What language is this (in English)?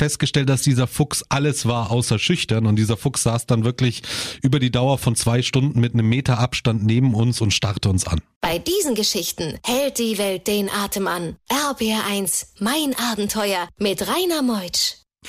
German